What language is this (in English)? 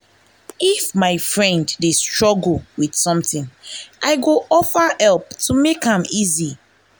Nigerian Pidgin